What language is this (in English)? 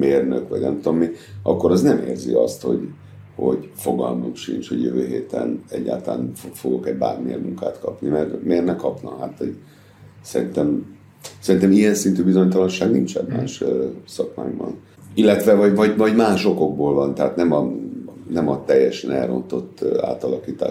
Hungarian